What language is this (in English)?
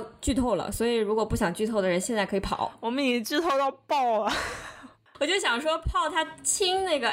Chinese